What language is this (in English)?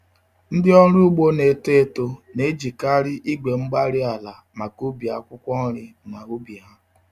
Igbo